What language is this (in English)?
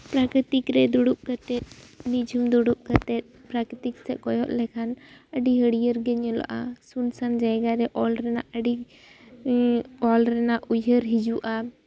Santali